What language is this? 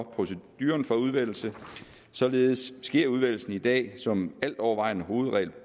Danish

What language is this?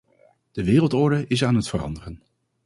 Dutch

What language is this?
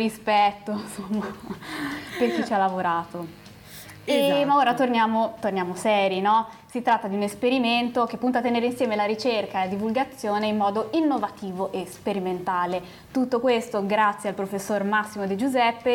Italian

